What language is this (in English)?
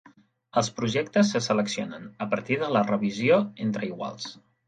Catalan